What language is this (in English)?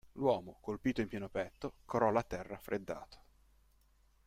Italian